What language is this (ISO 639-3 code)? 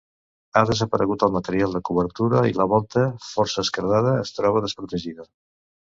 cat